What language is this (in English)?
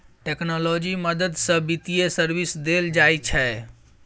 Maithili